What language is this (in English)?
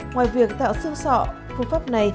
Vietnamese